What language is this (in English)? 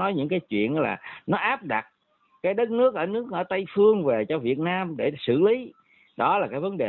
Vietnamese